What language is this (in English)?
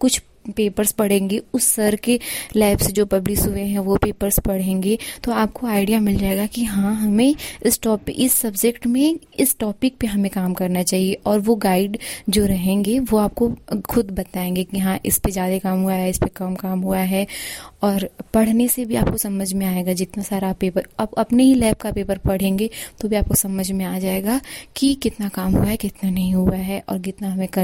Hindi